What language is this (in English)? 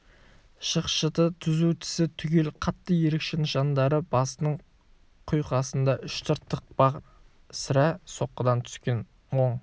Kazakh